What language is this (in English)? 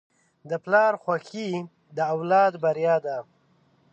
Pashto